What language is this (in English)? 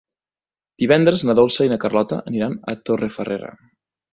Catalan